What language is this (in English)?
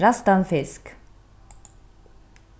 Faroese